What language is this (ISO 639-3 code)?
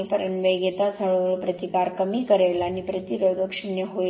mar